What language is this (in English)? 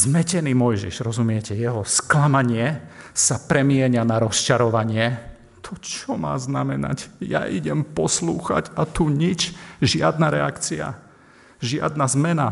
Slovak